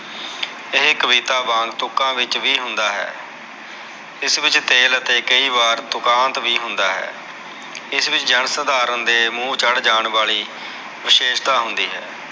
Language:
Punjabi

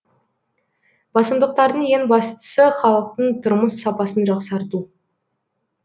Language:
Kazakh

